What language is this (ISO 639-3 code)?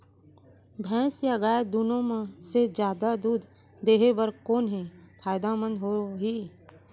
hne